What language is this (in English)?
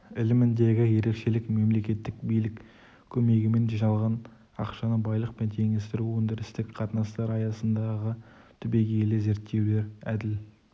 Kazakh